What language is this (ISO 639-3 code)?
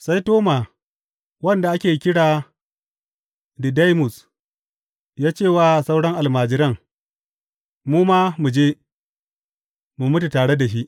hau